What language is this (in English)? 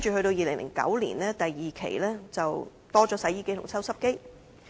Cantonese